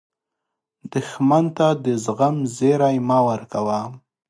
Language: Pashto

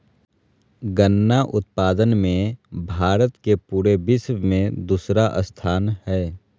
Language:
Magahi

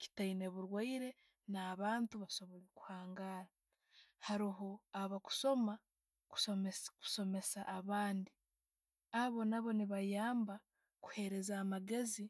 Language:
Tooro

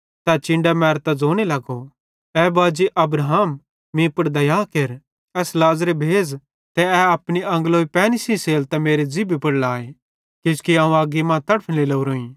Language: Bhadrawahi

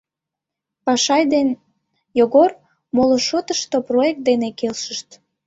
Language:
Mari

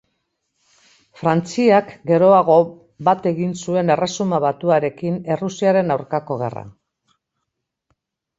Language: Basque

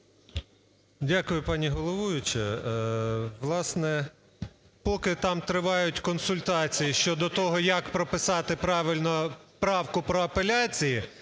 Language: Ukrainian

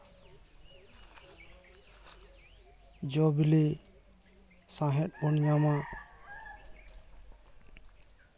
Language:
Santali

